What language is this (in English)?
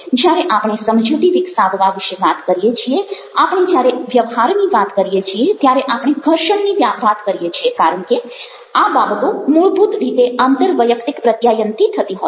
Gujarati